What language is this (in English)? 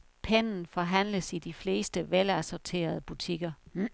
Danish